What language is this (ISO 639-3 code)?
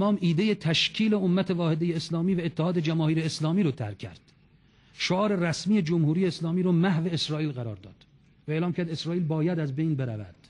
fas